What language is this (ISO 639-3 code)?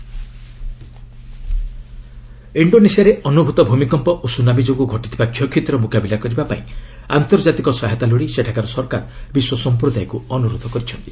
ori